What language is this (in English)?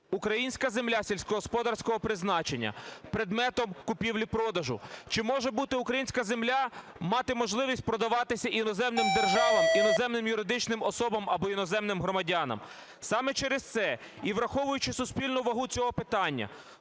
Ukrainian